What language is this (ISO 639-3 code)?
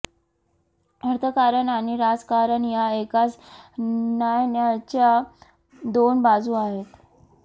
mar